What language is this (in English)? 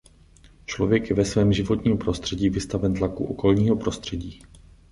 Czech